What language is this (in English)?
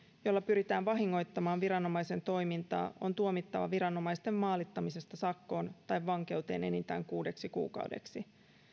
Finnish